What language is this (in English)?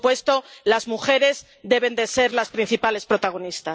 Spanish